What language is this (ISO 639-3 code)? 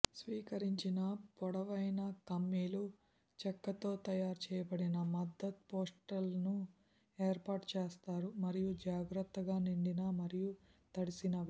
tel